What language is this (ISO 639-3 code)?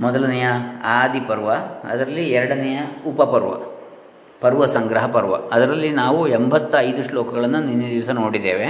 kan